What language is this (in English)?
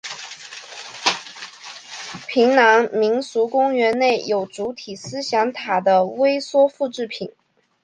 Chinese